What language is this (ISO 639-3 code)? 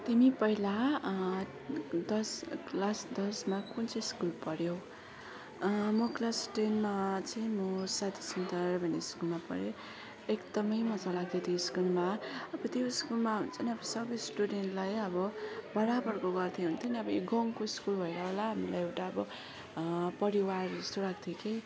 nep